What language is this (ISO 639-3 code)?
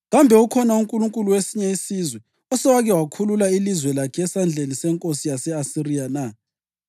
nde